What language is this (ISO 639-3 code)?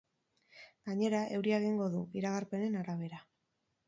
eus